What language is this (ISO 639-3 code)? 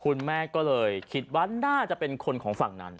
tha